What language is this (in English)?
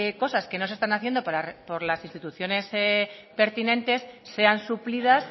Spanish